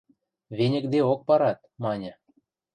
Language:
Western Mari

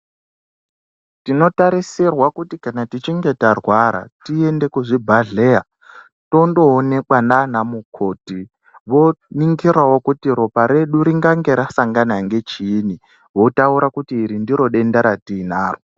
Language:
Ndau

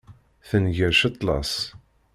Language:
Kabyle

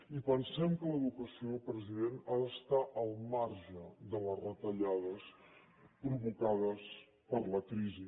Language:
Catalan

